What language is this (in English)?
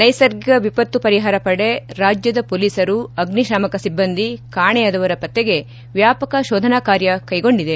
Kannada